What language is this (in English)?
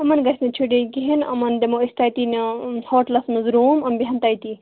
Kashmiri